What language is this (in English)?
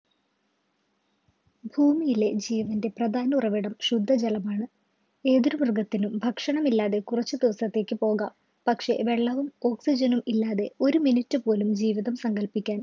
Malayalam